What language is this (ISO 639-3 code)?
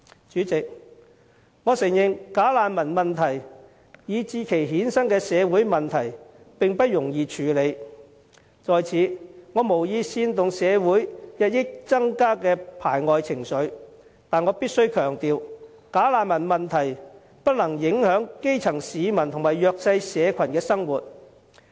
yue